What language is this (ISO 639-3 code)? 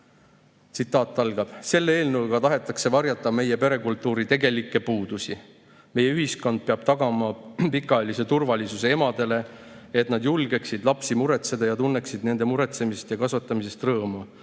est